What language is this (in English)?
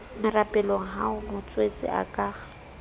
Southern Sotho